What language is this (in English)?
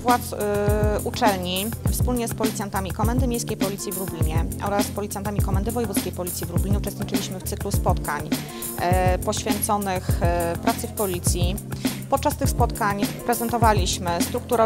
Polish